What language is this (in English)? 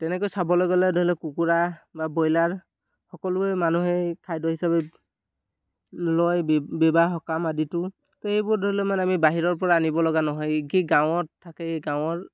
Assamese